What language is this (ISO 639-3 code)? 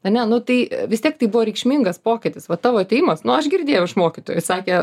lit